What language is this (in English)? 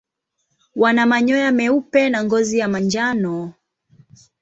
Swahili